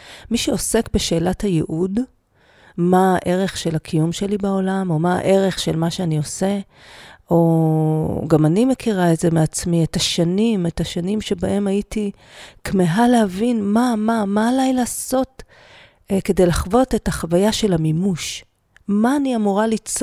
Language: Hebrew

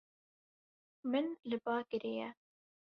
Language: Kurdish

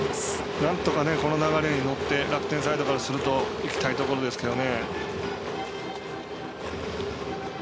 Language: Japanese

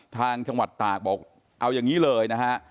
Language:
Thai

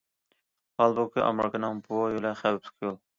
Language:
Uyghur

